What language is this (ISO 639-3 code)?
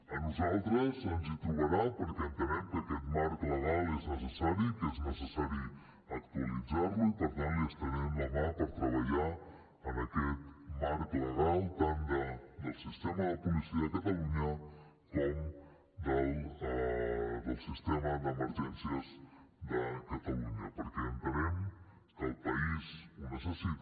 cat